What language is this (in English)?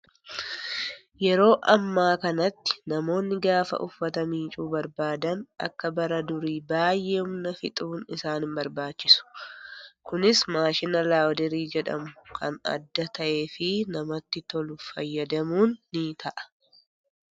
Oromo